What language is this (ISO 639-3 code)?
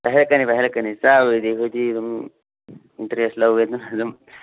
mni